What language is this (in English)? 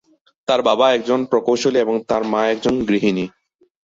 Bangla